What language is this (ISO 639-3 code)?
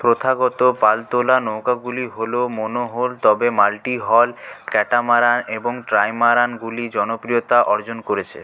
ben